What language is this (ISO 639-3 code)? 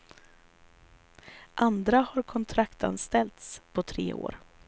swe